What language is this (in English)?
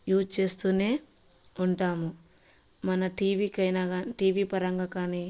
Telugu